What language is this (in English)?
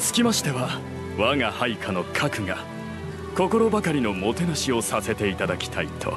Japanese